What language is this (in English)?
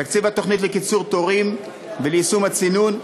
Hebrew